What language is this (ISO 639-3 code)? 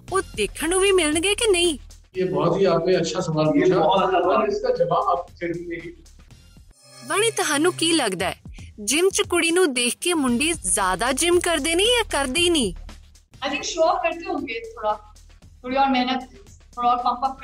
pan